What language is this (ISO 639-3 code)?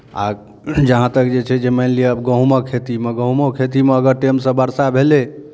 mai